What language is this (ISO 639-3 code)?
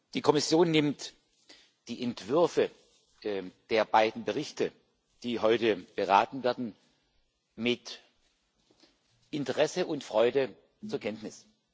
deu